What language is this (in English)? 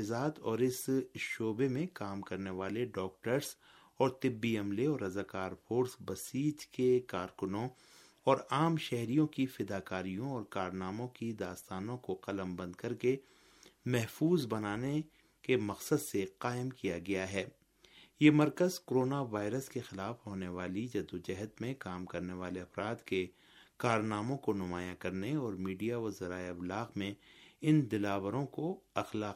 Urdu